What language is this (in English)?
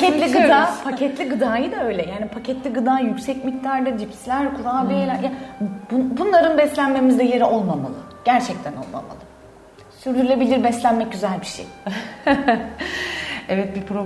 Turkish